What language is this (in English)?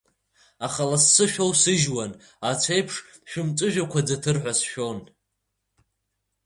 Abkhazian